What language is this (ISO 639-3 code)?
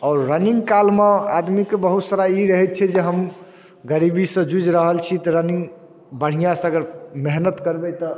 mai